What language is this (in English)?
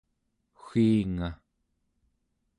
Central Yupik